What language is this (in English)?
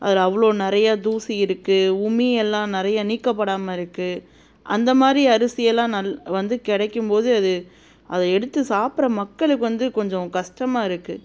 Tamil